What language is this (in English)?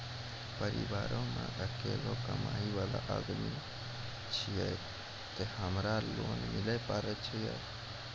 Maithili